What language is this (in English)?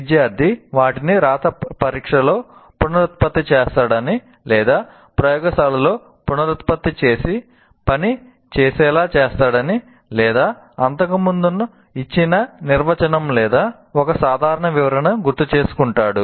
Telugu